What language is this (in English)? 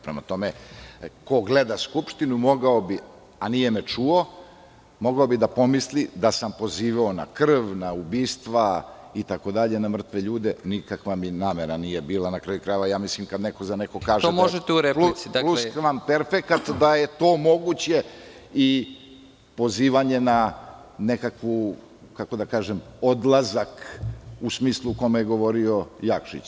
Serbian